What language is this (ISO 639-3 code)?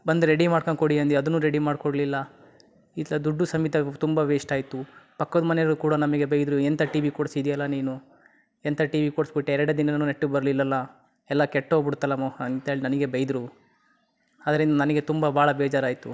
kan